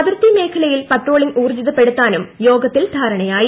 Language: Malayalam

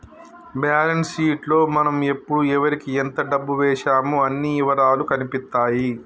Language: Telugu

